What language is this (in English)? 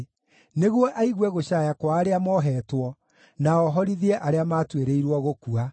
Kikuyu